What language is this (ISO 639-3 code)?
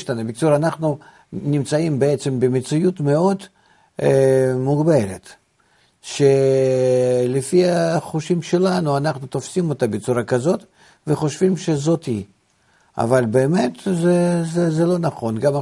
heb